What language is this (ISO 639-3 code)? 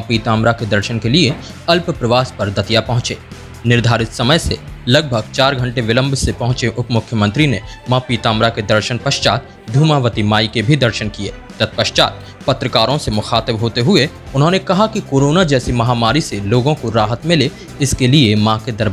hin